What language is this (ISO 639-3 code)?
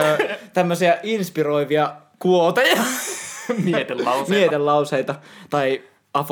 fin